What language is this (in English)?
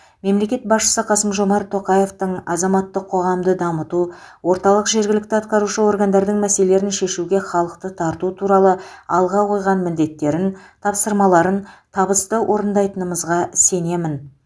Kazakh